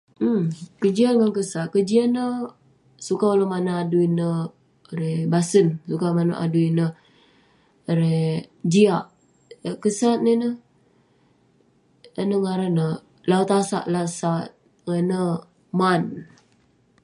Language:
Western Penan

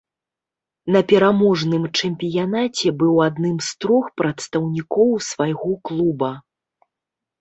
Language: Belarusian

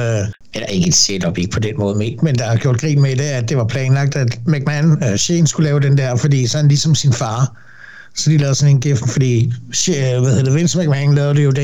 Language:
Danish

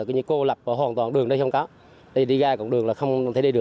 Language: Vietnamese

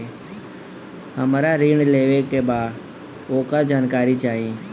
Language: Bhojpuri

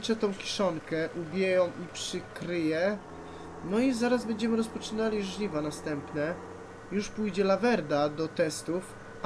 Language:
Polish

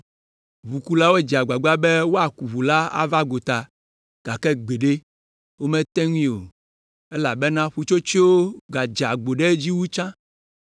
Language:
Ewe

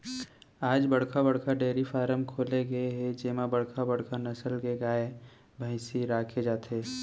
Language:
Chhattisgarhi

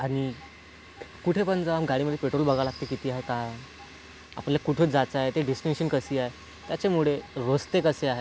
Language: Marathi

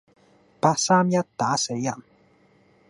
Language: Cantonese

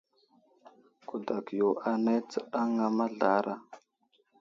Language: Wuzlam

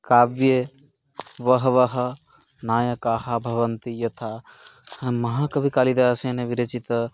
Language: Sanskrit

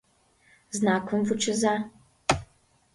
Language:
Mari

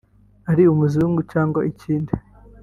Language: Kinyarwanda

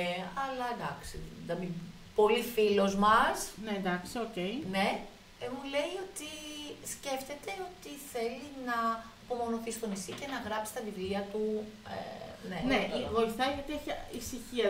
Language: Greek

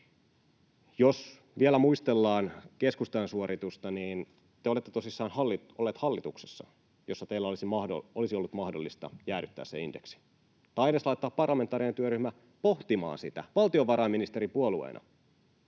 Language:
Finnish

